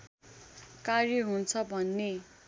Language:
Nepali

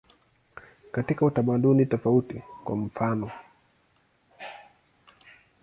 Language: Swahili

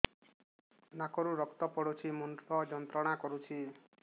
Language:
Odia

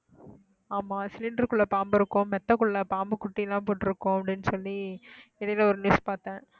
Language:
Tamil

